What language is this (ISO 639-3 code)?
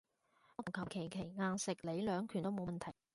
yue